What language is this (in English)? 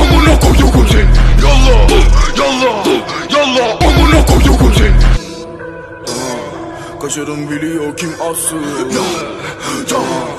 Turkish